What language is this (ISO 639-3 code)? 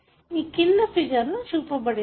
tel